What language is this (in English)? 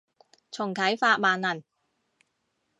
Cantonese